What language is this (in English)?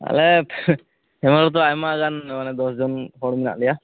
Santali